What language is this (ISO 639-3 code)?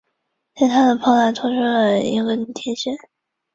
zho